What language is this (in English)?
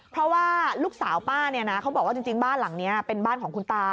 Thai